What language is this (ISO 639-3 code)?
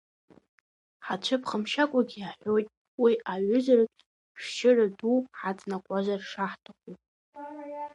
abk